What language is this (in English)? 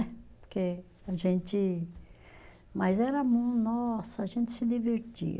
Portuguese